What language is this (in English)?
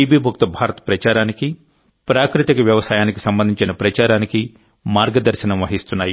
Telugu